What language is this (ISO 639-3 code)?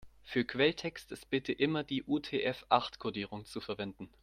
deu